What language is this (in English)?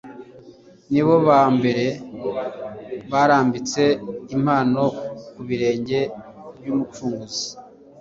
Kinyarwanda